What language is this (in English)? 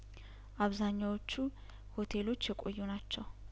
Amharic